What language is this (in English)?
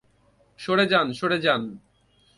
Bangla